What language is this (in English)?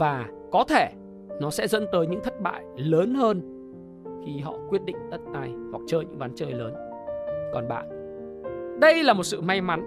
Vietnamese